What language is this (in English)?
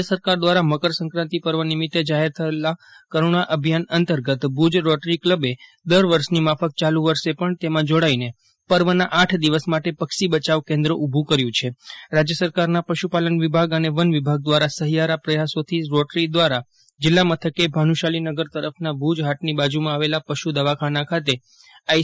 Gujarati